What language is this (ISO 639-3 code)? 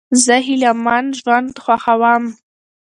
pus